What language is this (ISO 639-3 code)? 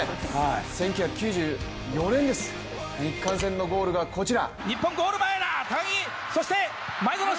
jpn